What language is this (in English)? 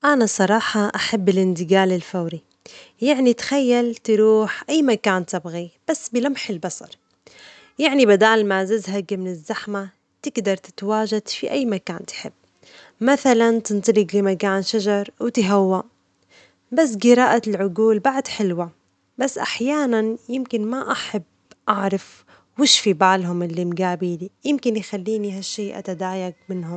Omani Arabic